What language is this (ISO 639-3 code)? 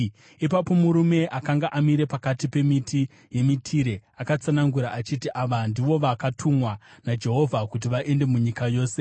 sna